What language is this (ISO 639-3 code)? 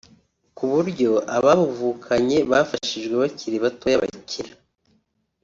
kin